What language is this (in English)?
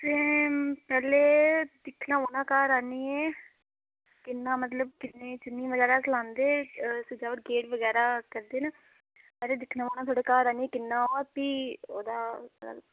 Dogri